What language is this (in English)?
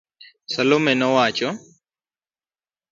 Luo (Kenya and Tanzania)